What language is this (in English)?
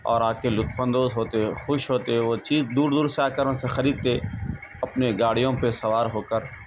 Urdu